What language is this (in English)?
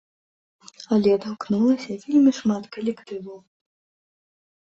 Belarusian